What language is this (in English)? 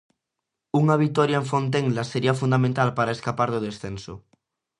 Galician